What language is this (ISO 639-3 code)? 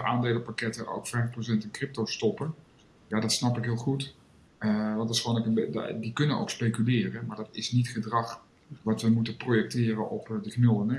nld